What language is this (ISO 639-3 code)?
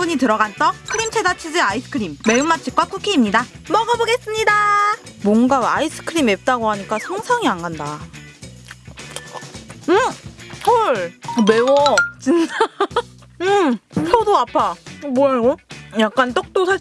kor